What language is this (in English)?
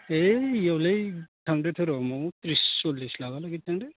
Bodo